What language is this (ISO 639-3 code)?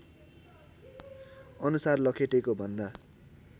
nep